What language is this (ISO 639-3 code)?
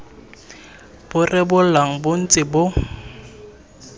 tsn